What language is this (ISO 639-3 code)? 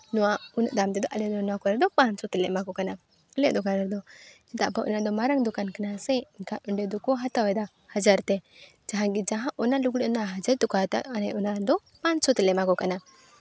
sat